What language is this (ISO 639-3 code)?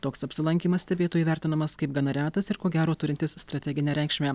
lit